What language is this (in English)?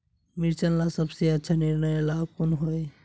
Magahi